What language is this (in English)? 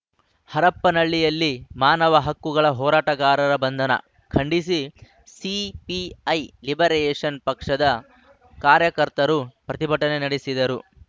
Kannada